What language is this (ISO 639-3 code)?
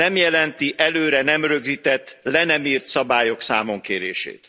hun